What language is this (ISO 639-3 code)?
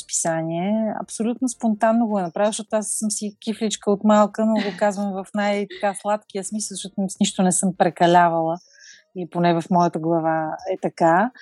bul